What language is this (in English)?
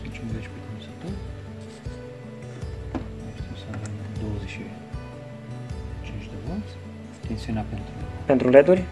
Romanian